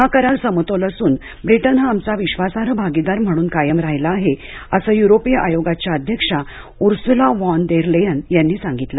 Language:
Marathi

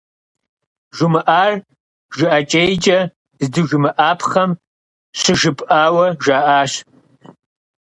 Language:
Kabardian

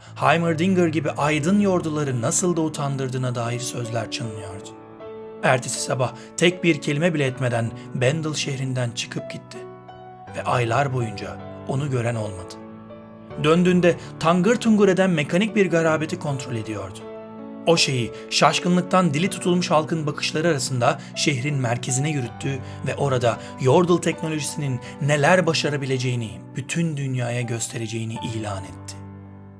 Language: Turkish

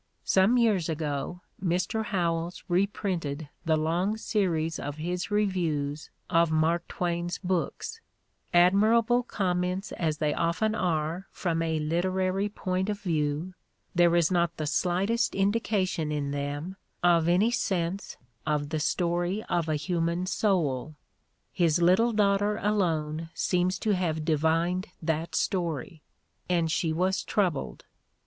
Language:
English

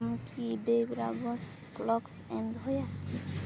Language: Santali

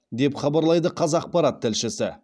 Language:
Kazakh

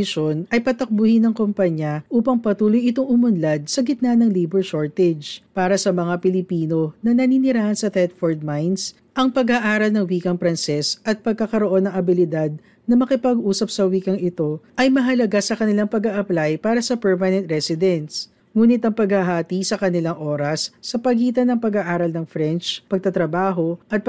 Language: Filipino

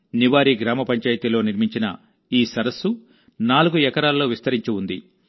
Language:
Telugu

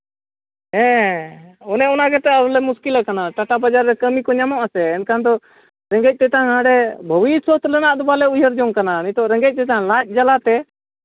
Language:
Santali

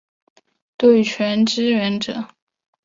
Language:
Chinese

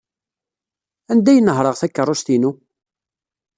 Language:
Kabyle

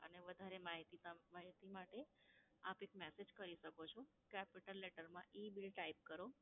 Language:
Gujarati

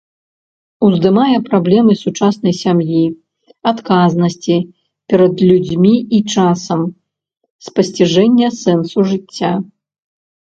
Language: Belarusian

